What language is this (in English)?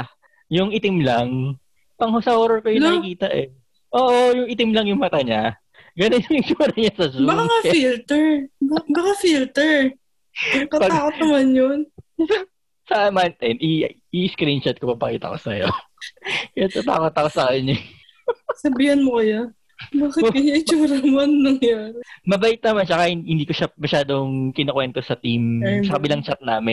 Filipino